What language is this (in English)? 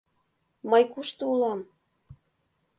Mari